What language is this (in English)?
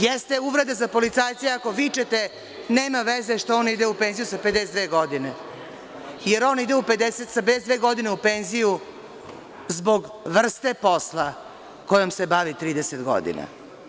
Serbian